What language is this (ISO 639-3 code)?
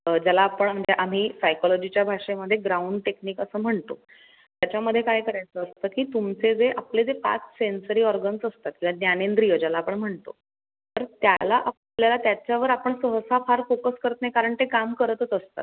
mar